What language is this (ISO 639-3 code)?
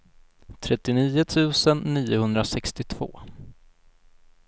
swe